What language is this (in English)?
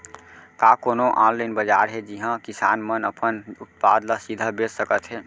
Chhattisgarhi